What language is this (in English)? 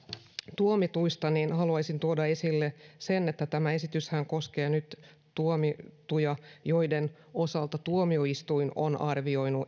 Finnish